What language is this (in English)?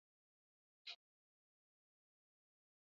Swahili